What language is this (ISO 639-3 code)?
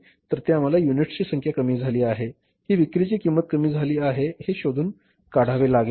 mar